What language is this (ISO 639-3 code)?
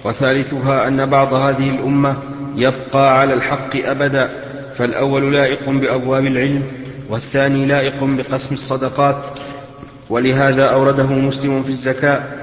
ara